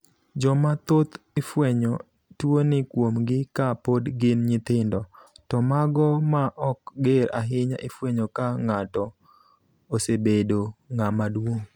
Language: Luo (Kenya and Tanzania)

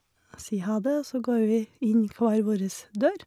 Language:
Norwegian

